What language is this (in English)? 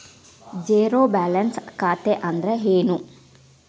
Kannada